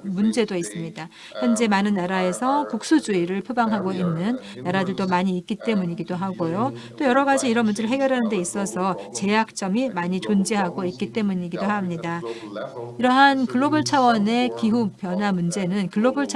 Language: Korean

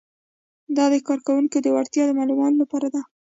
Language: Pashto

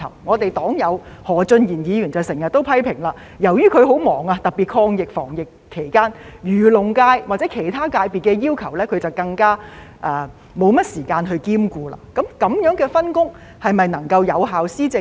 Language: Cantonese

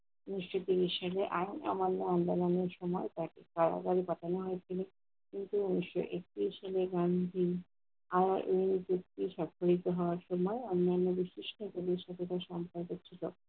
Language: Bangla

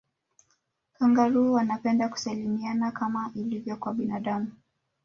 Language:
Swahili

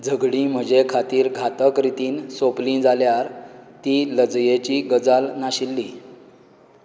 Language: Konkani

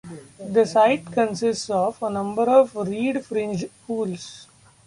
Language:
English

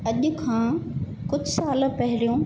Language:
Sindhi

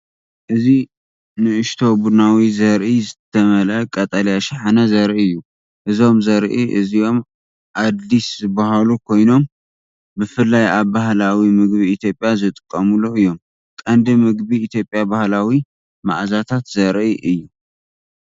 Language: Tigrinya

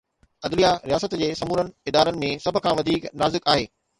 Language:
Sindhi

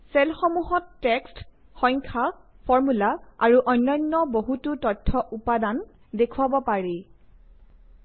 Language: Assamese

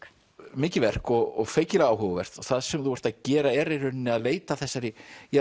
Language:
Icelandic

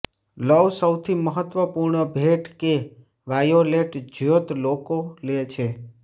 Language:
Gujarati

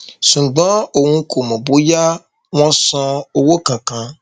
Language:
Yoruba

